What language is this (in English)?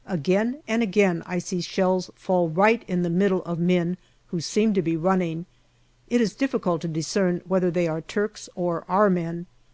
English